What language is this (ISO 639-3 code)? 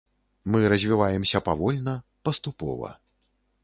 bel